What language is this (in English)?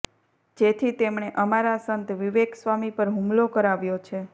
Gujarati